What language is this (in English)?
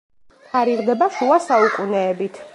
Georgian